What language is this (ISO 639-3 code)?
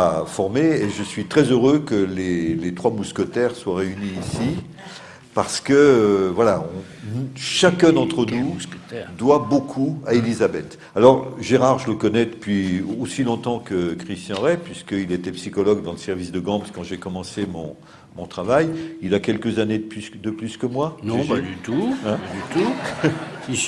fra